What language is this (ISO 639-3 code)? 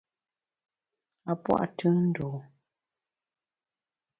bax